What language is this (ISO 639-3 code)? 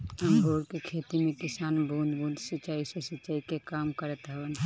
bho